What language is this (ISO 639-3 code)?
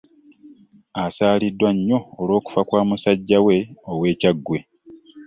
lug